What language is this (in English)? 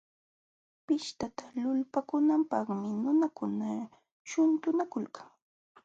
Jauja Wanca Quechua